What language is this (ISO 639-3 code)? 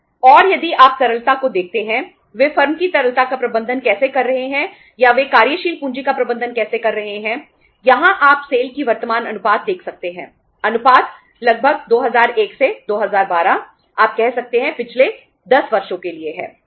hin